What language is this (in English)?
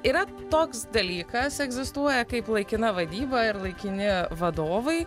Lithuanian